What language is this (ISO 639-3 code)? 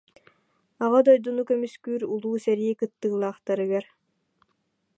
sah